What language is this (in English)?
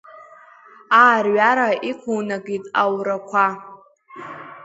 Abkhazian